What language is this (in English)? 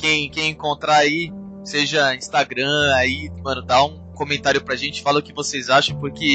Portuguese